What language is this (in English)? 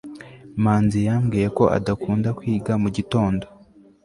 Kinyarwanda